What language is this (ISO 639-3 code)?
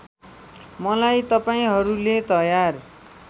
nep